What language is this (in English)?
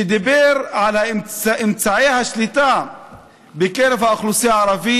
Hebrew